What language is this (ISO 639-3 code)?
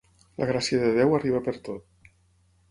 cat